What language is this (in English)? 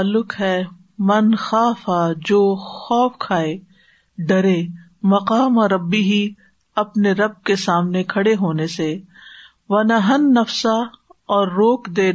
Urdu